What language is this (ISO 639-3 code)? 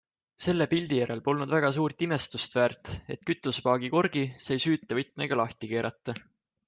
est